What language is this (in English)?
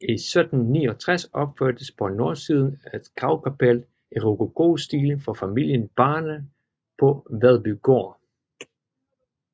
Danish